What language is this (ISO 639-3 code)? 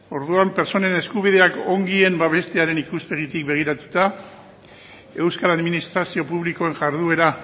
eus